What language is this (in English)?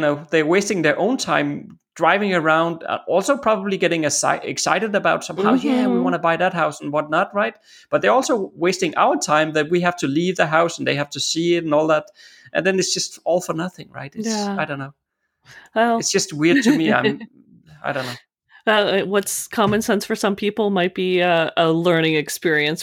English